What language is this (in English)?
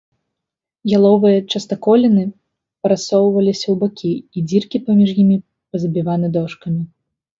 Belarusian